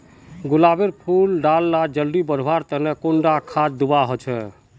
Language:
Magahi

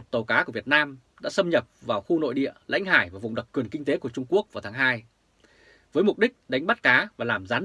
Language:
Vietnamese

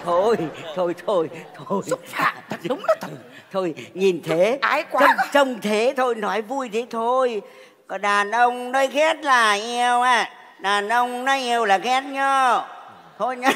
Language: Vietnamese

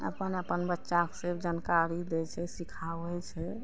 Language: Maithili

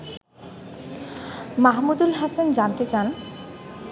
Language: Bangla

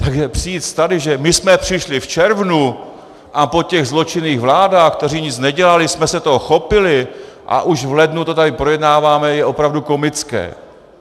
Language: Czech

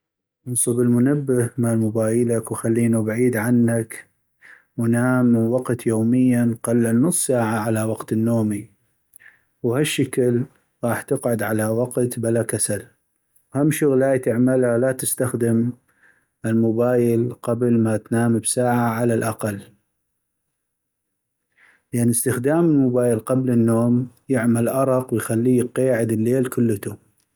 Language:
North Mesopotamian Arabic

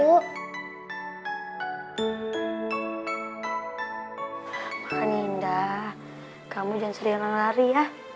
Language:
Indonesian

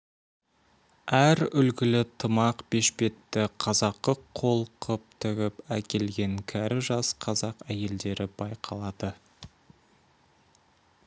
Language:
Kazakh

